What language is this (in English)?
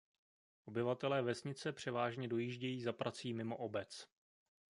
Czech